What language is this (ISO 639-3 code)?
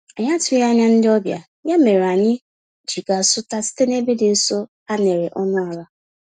ibo